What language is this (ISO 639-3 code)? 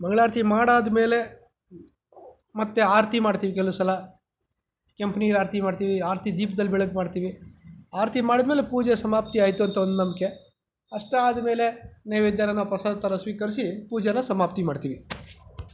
kan